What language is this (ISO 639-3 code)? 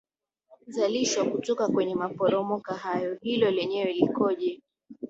swa